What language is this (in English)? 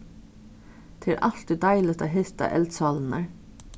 Faroese